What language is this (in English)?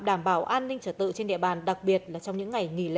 Vietnamese